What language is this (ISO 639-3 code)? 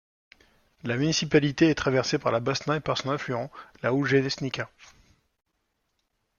fra